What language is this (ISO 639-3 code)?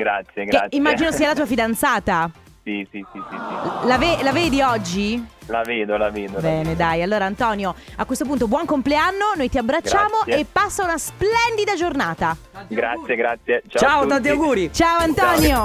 ita